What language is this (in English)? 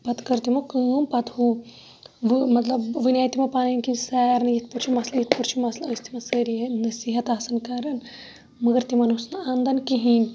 Kashmiri